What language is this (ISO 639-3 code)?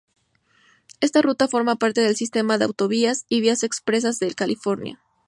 spa